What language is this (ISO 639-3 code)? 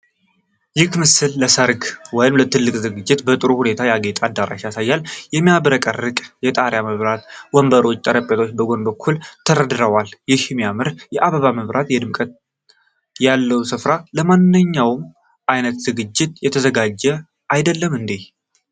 amh